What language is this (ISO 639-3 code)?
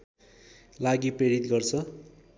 nep